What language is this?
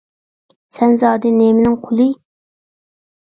Uyghur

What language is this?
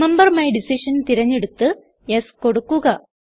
Malayalam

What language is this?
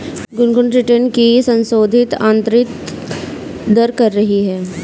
Hindi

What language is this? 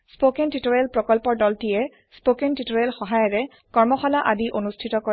Assamese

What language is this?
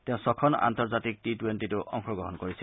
Assamese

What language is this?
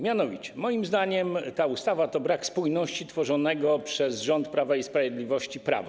Polish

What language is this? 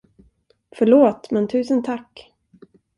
Swedish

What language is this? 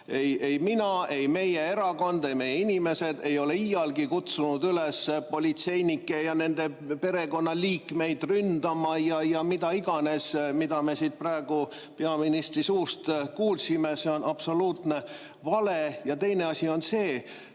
Estonian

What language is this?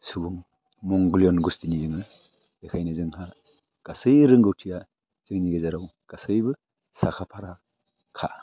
Bodo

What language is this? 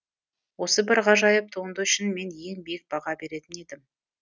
Kazakh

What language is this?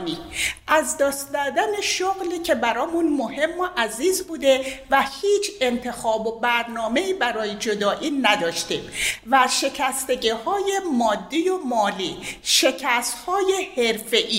Persian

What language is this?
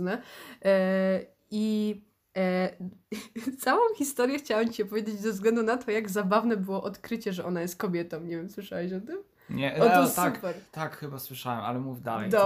Polish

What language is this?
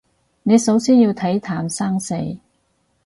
Cantonese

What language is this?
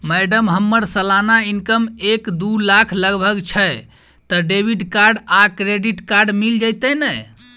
Maithili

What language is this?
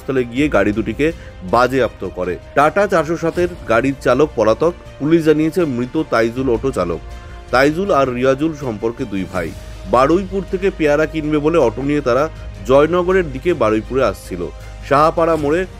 Bangla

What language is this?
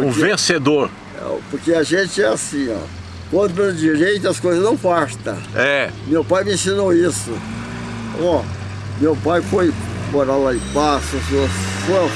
Portuguese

